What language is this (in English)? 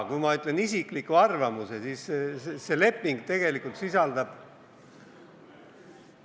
Estonian